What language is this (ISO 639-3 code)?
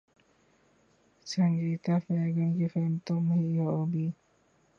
urd